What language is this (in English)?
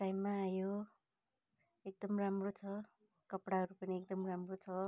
Nepali